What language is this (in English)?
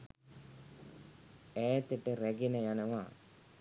Sinhala